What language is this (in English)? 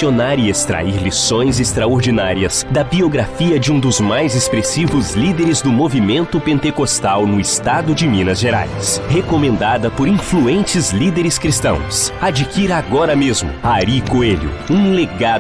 Portuguese